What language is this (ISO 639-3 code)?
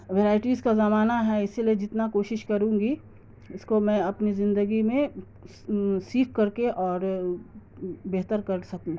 urd